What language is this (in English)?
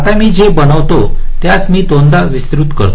Marathi